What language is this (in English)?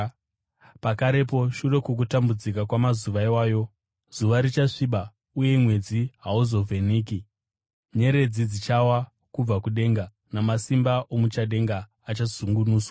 Shona